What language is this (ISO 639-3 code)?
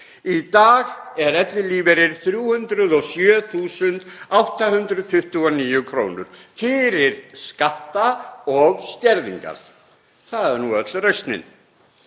isl